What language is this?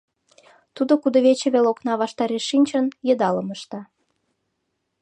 Mari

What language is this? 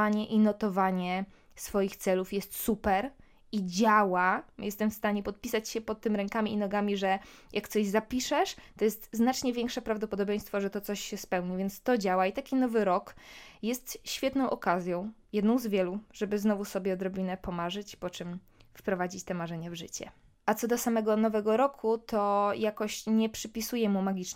Polish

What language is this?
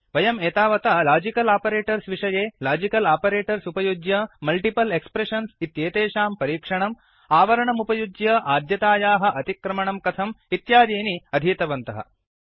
Sanskrit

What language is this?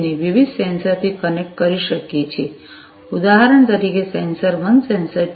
Gujarati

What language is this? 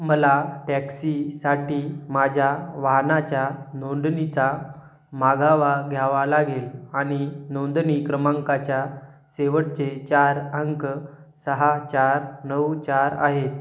Marathi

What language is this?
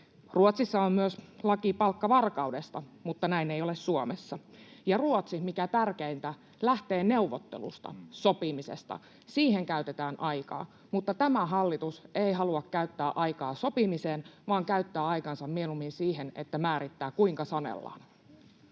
Finnish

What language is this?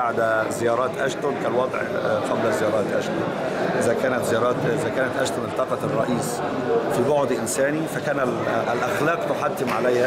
Arabic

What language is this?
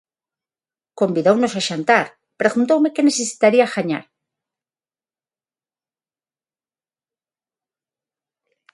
Galician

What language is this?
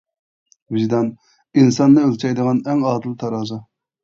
Uyghur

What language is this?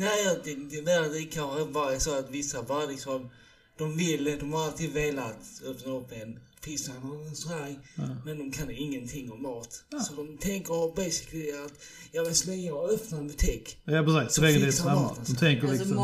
Swedish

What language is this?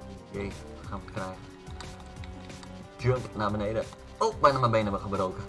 Dutch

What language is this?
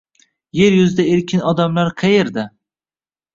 Uzbek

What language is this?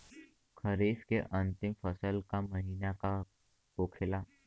Bhojpuri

